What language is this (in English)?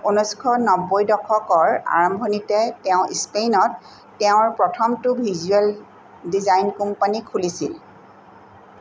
Assamese